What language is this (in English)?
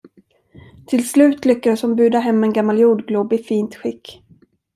Swedish